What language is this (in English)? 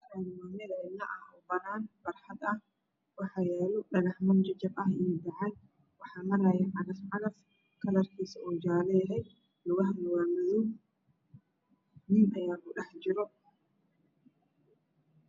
Somali